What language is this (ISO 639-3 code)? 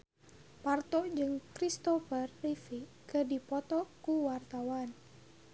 sun